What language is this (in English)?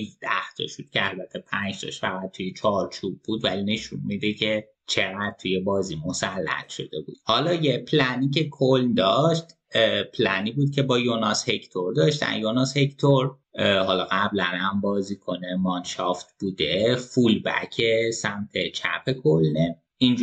Persian